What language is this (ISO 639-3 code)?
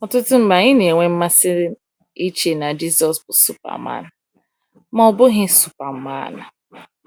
ibo